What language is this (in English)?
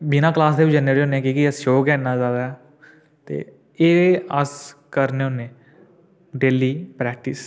Dogri